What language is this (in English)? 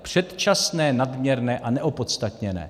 Czech